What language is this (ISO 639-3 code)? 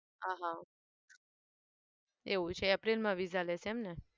guj